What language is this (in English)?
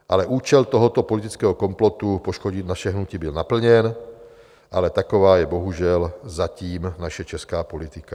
Czech